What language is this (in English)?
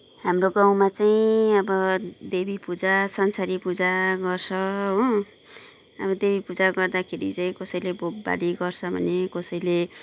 Nepali